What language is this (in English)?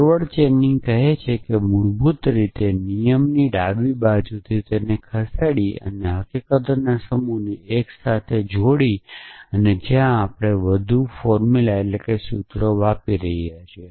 Gujarati